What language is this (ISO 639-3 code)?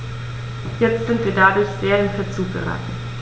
deu